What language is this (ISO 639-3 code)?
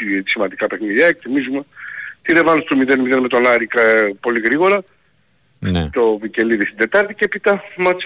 ell